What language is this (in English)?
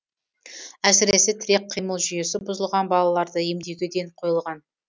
Kazakh